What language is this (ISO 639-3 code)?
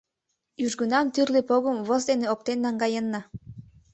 chm